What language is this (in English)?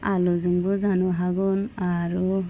Bodo